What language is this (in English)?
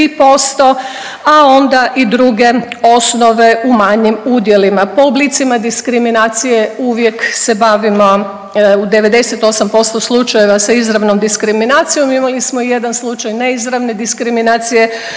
Croatian